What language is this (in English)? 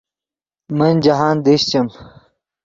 Yidgha